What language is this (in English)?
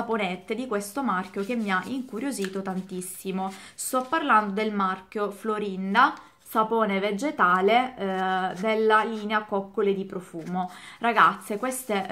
Italian